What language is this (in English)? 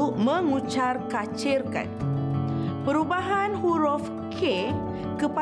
Malay